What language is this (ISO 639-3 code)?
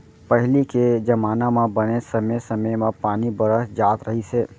hne